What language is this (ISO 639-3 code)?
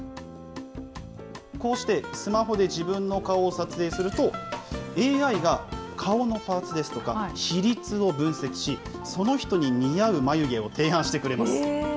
jpn